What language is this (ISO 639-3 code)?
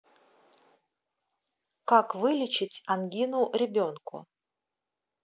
rus